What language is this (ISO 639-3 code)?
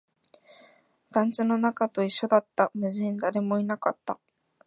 jpn